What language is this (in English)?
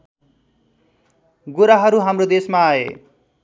Nepali